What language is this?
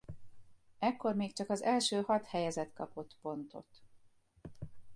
Hungarian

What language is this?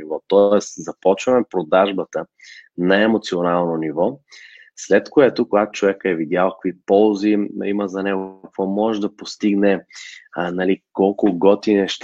Bulgarian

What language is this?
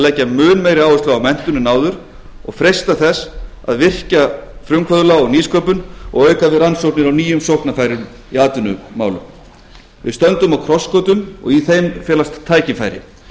Icelandic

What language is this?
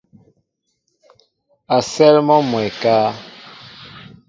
Mbo (Cameroon)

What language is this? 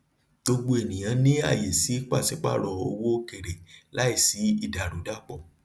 Yoruba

